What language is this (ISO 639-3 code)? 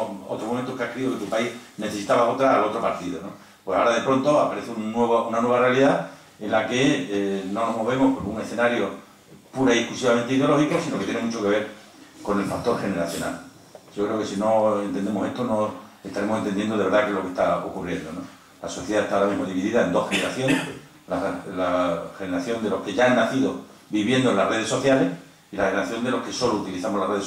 spa